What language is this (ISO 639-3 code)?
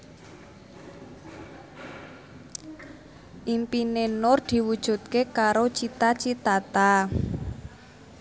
jav